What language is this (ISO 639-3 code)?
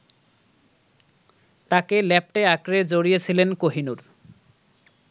ben